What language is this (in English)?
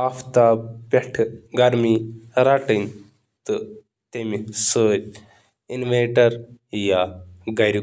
Kashmiri